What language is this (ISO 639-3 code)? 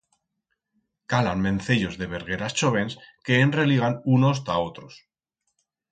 arg